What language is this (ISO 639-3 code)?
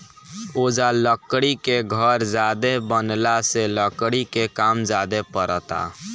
bho